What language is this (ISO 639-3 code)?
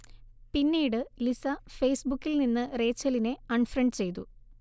mal